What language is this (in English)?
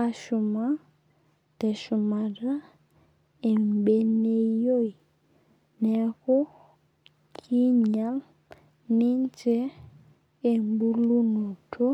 Masai